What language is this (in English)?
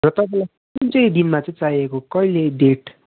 Nepali